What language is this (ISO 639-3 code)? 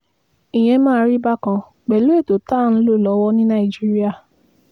yor